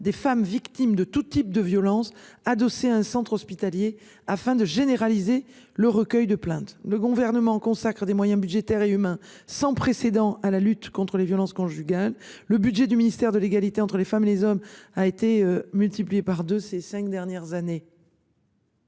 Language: French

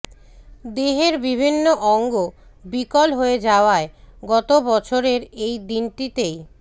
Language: Bangla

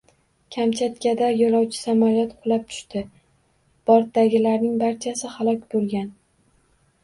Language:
Uzbek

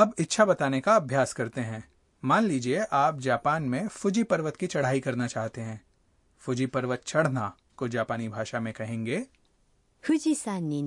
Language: Hindi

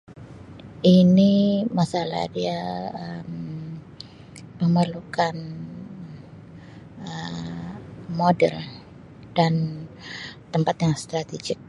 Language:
Sabah Malay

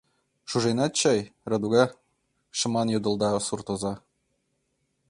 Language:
Mari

